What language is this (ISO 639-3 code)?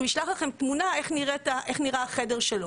heb